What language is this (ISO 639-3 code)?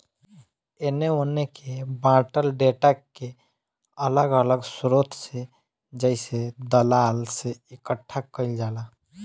bho